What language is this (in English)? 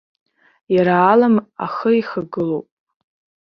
Abkhazian